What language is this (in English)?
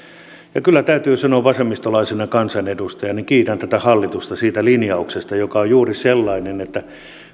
Finnish